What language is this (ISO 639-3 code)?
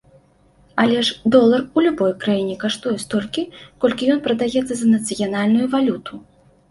bel